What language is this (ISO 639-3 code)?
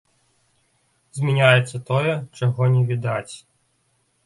bel